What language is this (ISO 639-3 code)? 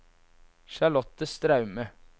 nor